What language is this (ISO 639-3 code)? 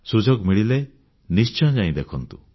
ori